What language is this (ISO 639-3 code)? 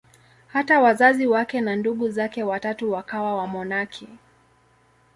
swa